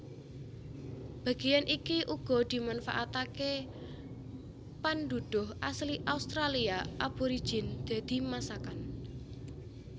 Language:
Javanese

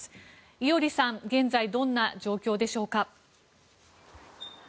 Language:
Japanese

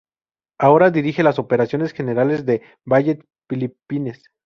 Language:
Spanish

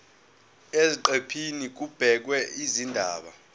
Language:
Zulu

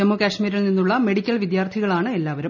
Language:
Malayalam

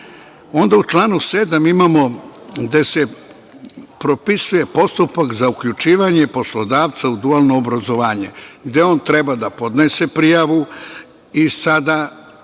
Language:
Serbian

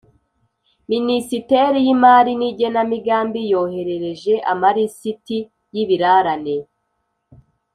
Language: Kinyarwanda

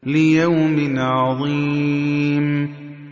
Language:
Arabic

